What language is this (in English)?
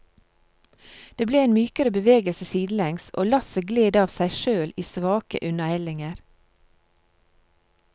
Norwegian